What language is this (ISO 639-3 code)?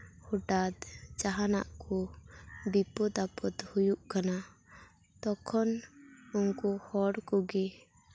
sat